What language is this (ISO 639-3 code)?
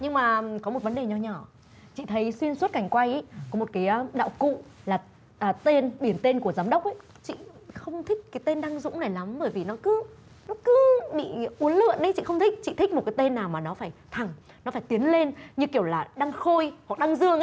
vie